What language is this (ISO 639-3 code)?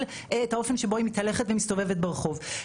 heb